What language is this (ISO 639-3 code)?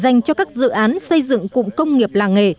vie